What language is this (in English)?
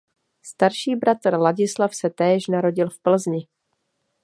Czech